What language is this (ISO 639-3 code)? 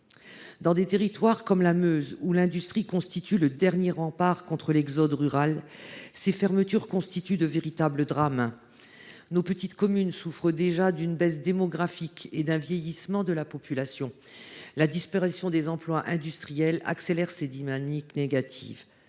fra